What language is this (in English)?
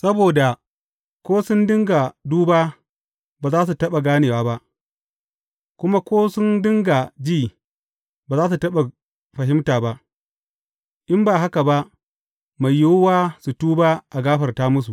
Hausa